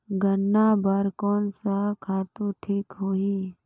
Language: Chhattisgarhi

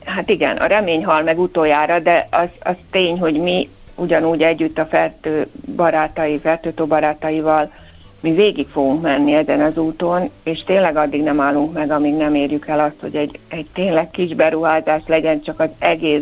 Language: Hungarian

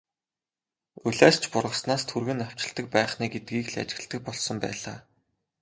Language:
Mongolian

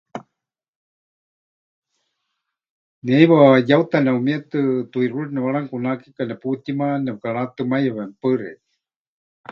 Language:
Huichol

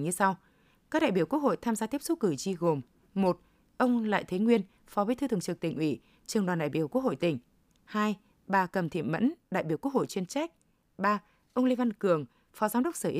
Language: Vietnamese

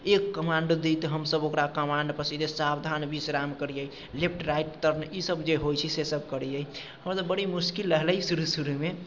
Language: Maithili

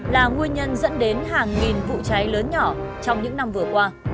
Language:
Vietnamese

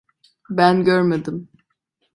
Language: Turkish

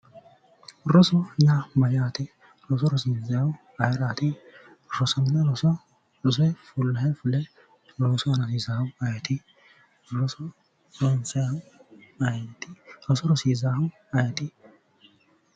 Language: Sidamo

